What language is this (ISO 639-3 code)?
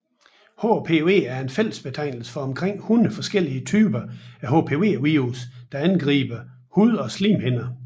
dan